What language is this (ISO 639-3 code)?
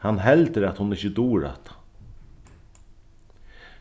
fao